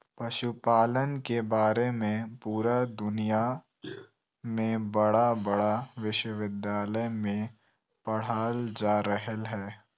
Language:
Magahi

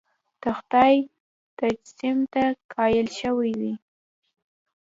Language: Pashto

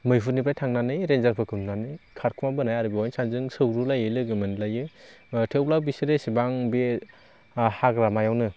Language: Bodo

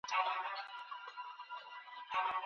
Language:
Pashto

